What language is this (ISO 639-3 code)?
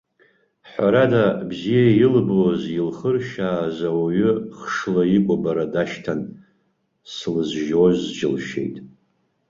abk